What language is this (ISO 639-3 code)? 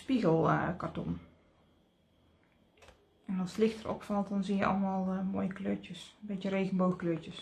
nld